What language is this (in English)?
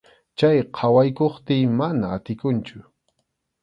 Arequipa-La Unión Quechua